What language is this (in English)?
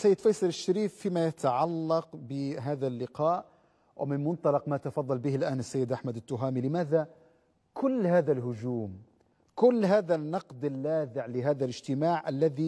Arabic